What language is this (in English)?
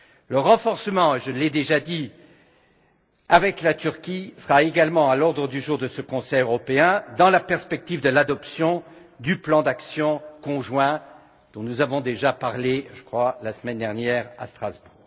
French